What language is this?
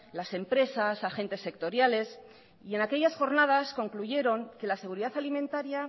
Spanish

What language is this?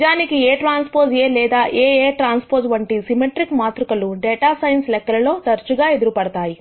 Telugu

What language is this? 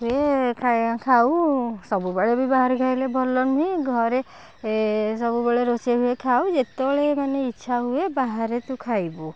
Odia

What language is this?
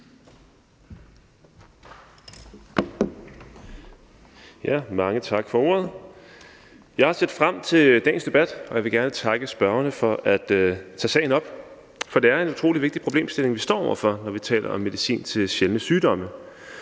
Danish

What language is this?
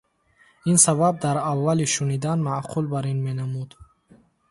Tajik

